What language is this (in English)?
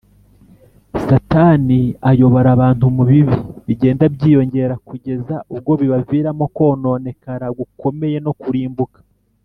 Kinyarwanda